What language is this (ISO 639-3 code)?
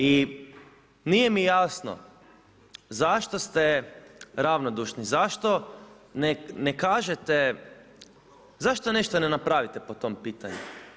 hrv